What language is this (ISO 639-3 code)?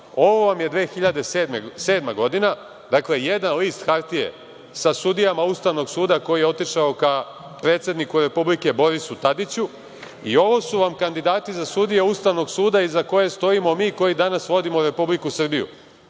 srp